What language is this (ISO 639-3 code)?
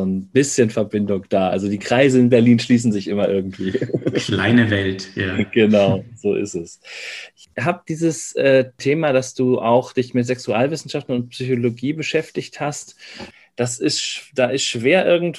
deu